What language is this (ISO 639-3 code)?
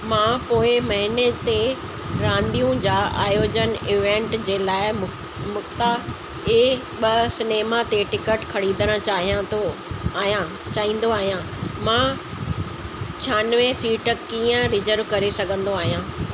snd